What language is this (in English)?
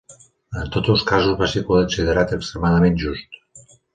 Catalan